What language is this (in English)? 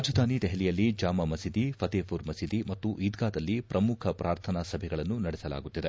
Kannada